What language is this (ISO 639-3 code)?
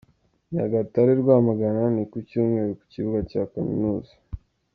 kin